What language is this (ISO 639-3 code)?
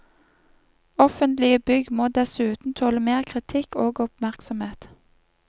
nor